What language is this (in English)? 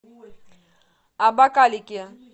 Russian